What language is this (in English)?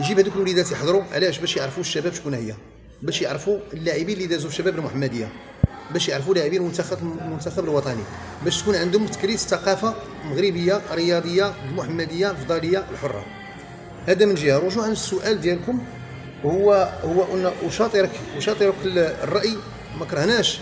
Arabic